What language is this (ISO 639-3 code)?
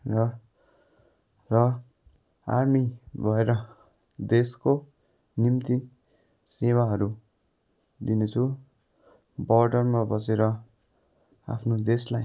nep